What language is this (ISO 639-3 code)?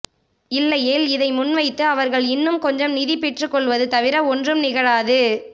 tam